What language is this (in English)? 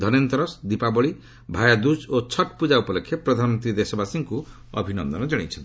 Odia